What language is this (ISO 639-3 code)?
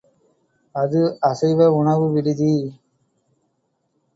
tam